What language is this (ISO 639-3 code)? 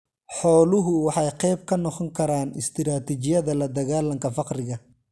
som